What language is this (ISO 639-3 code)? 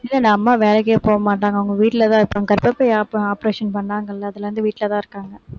tam